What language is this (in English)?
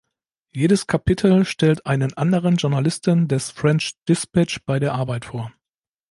German